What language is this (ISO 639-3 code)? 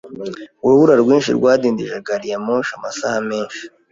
kin